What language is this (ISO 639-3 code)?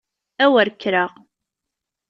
kab